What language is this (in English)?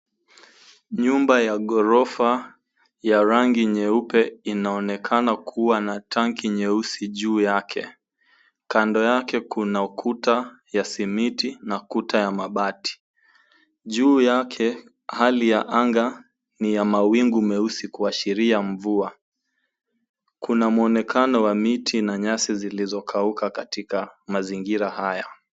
Swahili